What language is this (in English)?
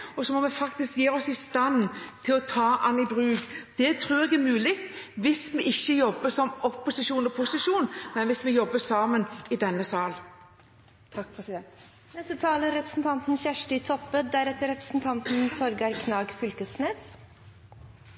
Norwegian